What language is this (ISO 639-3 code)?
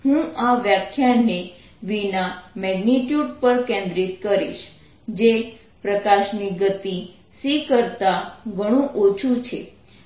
guj